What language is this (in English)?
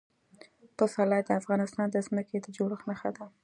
Pashto